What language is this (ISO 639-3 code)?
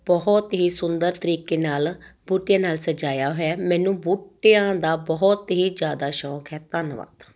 pan